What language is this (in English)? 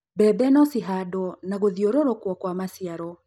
Kikuyu